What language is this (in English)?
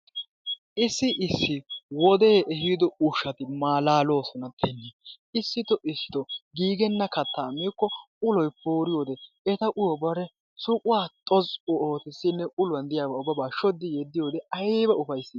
Wolaytta